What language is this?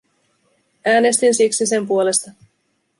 Finnish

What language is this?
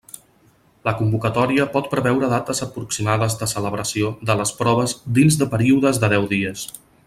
Catalan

